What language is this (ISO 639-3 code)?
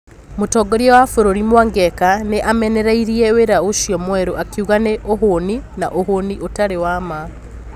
kik